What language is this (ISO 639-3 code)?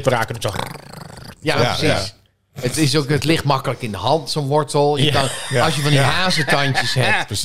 nld